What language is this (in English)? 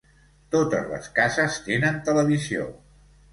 Catalan